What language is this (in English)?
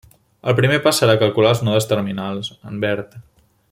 Catalan